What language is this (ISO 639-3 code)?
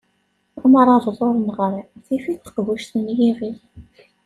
kab